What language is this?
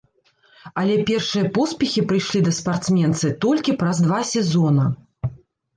Belarusian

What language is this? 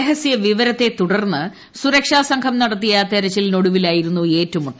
Malayalam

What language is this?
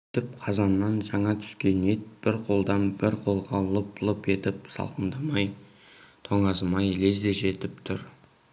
Kazakh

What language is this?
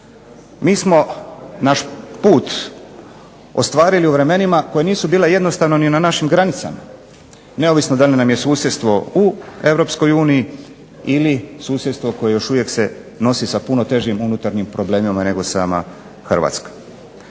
Croatian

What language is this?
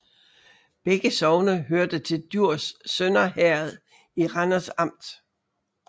Danish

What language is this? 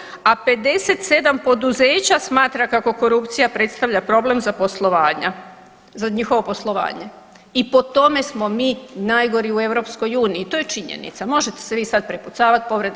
Croatian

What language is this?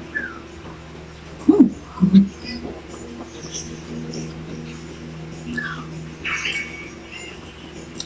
Filipino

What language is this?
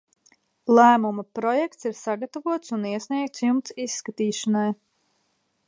Latvian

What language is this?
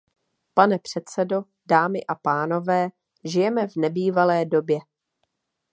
Czech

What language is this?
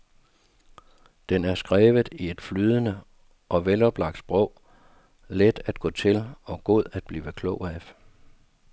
Danish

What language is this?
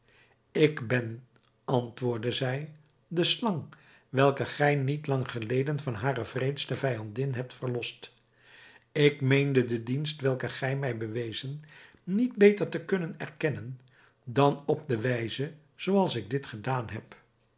Dutch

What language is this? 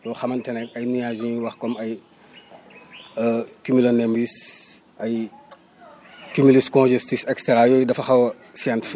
Wolof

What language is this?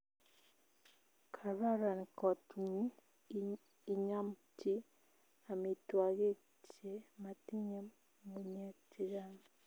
Kalenjin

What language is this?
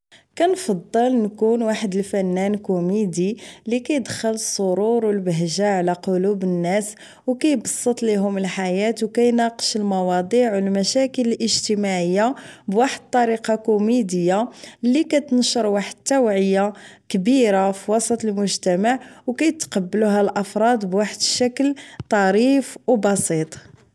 Moroccan Arabic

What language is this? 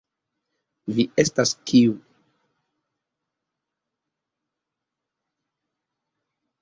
Esperanto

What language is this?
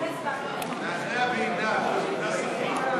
Hebrew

